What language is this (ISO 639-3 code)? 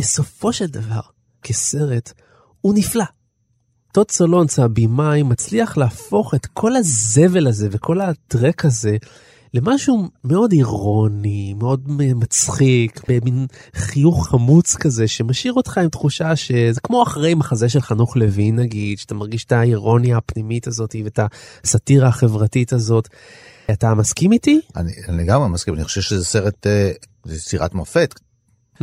heb